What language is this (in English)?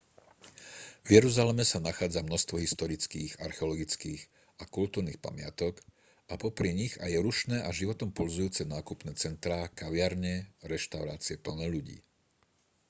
Slovak